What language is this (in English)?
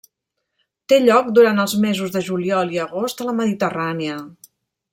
Catalan